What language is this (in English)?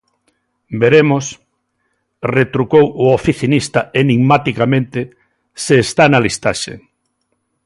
Galician